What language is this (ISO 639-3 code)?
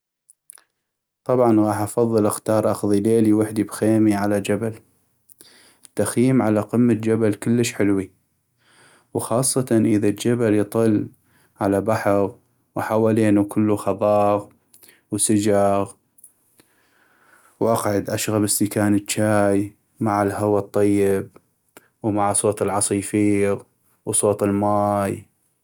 ayp